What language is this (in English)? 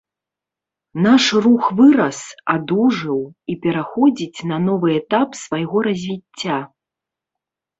Belarusian